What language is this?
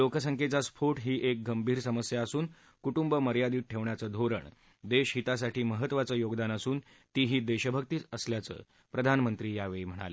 Marathi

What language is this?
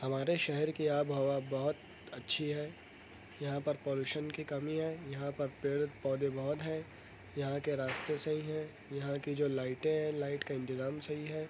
Urdu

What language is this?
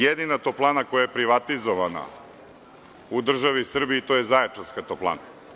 Serbian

